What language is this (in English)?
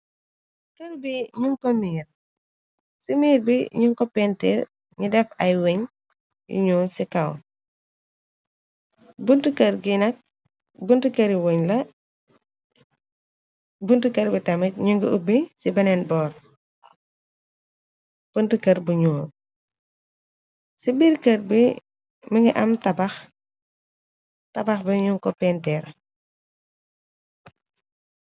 Wolof